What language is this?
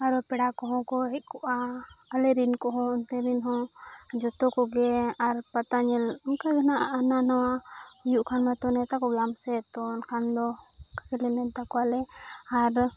Santali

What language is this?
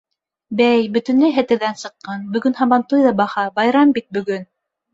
Bashkir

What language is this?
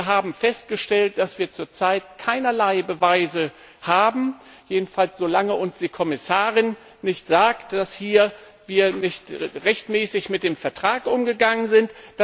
German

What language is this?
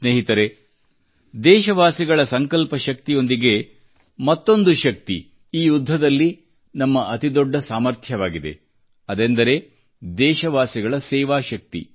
Kannada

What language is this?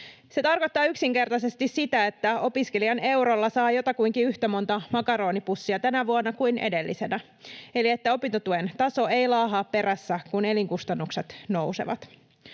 Finnish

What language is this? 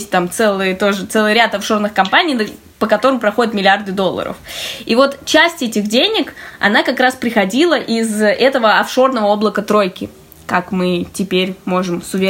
Russian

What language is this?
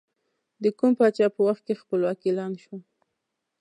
Pashto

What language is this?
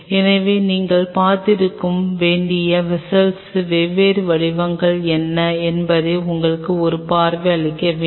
Tamil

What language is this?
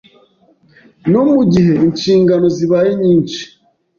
Kinyarwanda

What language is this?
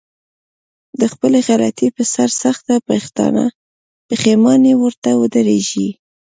Pashto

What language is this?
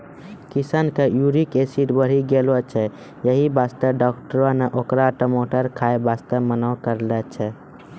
Maithili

